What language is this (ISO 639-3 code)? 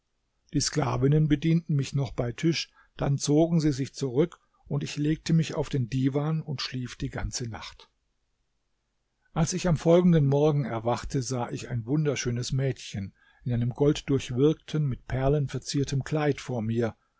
deu